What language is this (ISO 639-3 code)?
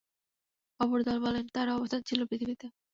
ben